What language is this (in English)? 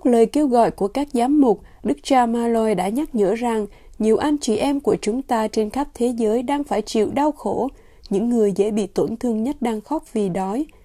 Vietnamese